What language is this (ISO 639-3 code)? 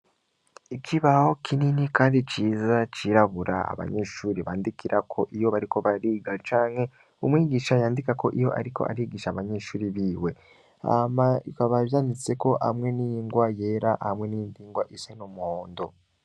run